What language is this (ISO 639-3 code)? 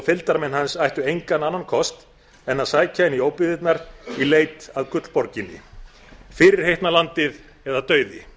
isl